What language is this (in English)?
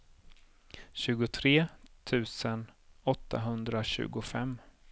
Swedish